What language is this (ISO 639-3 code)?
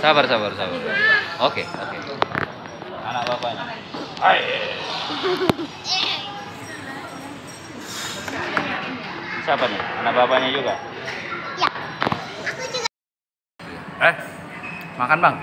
ind